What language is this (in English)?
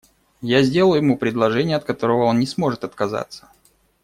Russian